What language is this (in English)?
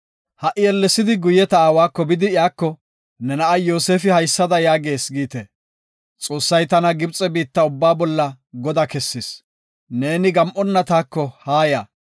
Gofa